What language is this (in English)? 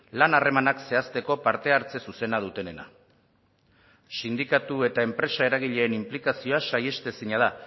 Basque